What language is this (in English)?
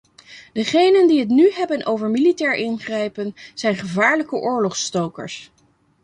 Dutch